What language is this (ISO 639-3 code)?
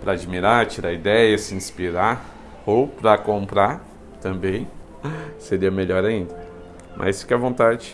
por